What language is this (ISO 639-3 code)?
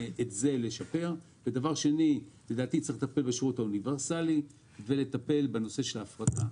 heb